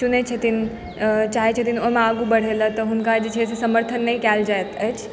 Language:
Maithili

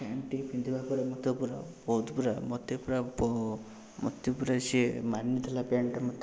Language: Odia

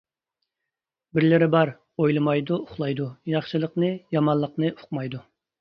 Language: Uyghur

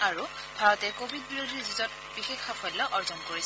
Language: Assamese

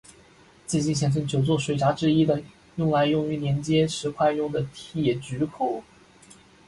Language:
Chinese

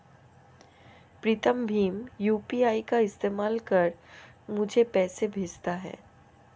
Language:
Hindi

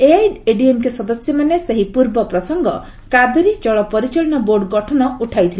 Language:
Odia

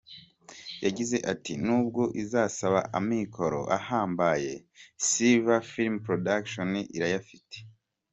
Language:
Kinyarwanda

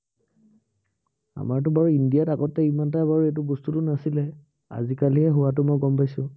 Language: Assamese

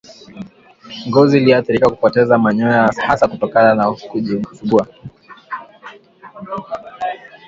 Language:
Swahili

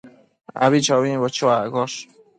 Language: Matsés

